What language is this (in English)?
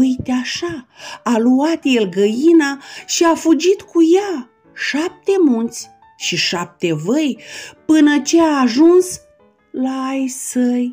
Romanian